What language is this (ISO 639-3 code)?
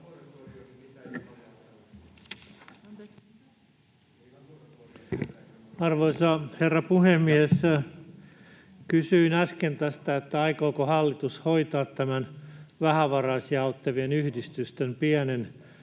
fin